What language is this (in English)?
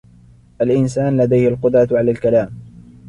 Arabic